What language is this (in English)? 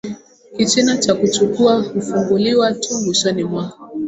Swahili